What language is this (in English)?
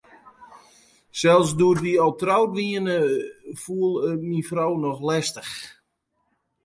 Western Frisian